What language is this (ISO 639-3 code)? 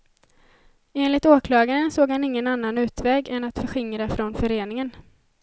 swe